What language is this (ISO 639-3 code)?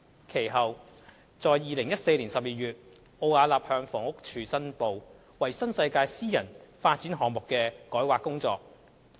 yue